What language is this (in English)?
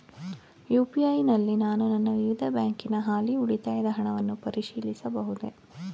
Kannada